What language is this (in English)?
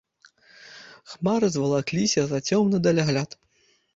Belarusian